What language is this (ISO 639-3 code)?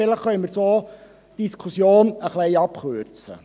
gsw